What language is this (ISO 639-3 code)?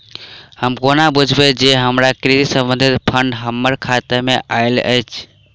mai